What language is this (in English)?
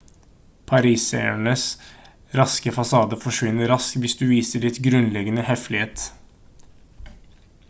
Norwegian Bokmål